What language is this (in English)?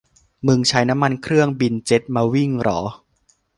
Thai